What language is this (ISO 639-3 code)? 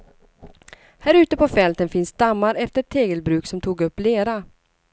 swe